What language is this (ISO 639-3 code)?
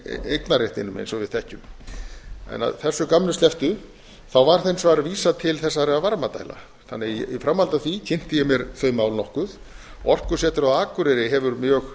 isl